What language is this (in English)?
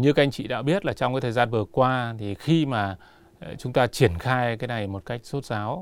Vietnamese